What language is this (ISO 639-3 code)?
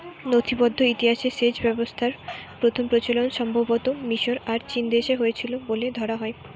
ben